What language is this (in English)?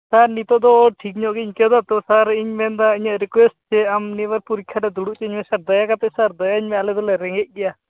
Santali